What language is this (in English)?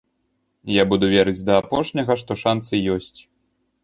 Belarusian